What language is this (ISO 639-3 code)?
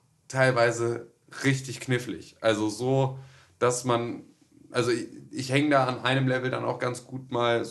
deu